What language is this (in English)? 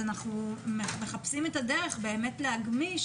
Hebrew